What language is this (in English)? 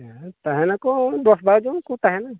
Santali